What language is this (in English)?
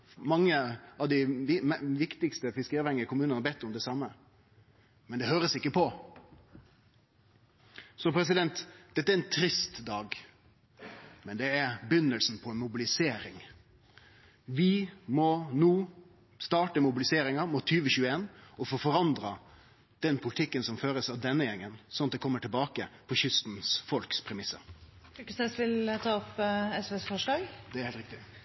Norwegian Nynorsk